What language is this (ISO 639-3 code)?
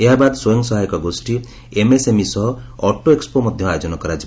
ori